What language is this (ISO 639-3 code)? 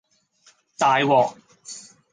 yue